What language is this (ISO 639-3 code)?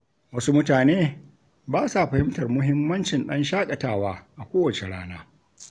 hau